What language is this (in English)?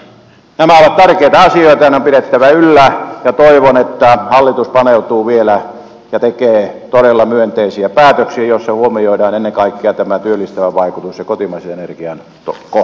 Finnish